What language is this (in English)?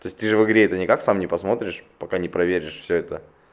Russian